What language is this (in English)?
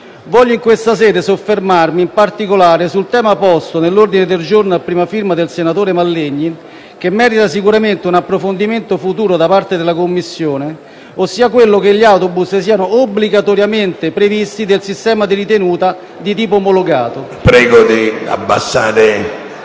Italian